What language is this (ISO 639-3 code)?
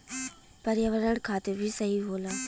bho